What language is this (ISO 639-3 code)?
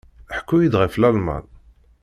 kab